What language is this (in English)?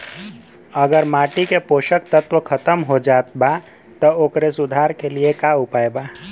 Bhojpuri